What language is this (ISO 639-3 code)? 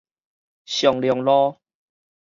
nan